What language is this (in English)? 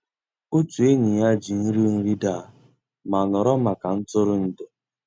Igbo